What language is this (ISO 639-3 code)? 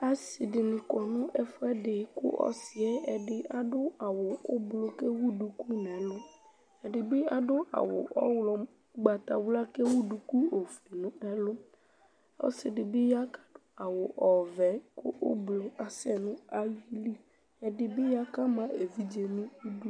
kpo